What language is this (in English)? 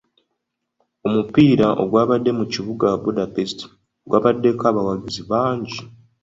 Ganda